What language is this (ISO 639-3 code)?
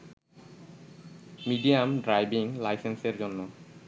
ben